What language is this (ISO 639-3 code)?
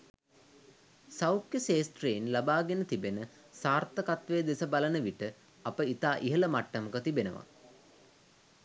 sin